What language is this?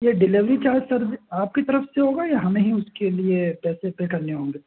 Urdu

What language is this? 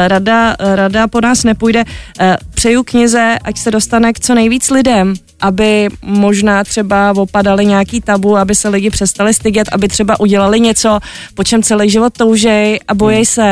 Czech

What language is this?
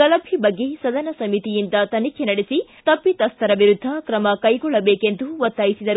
Kannada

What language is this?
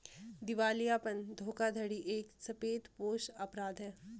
Hindi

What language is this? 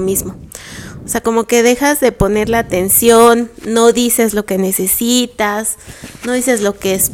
Spanish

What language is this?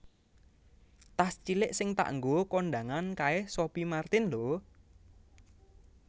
Javanese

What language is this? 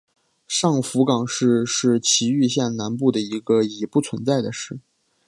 Chinese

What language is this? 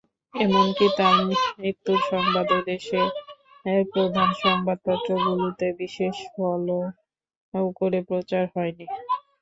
Bangla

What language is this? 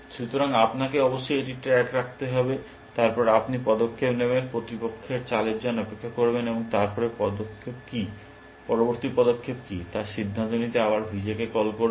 Bangla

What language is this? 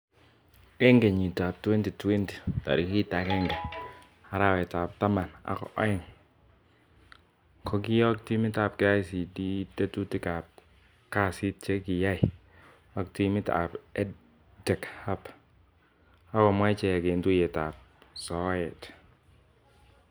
Kalenjin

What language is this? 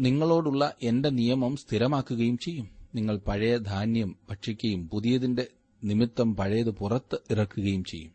Malayalam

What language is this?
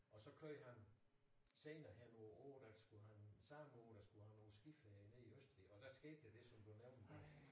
Danish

